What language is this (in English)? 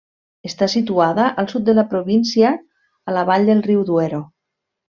Catalan